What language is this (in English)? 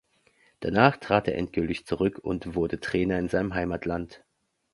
German